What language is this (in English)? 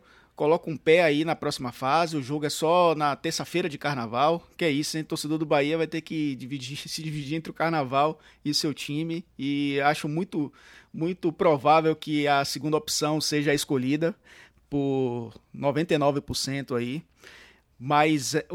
Portuguese